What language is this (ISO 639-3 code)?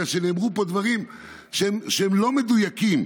heb